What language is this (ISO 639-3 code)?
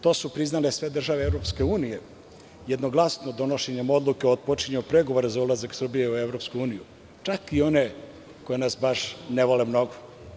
srp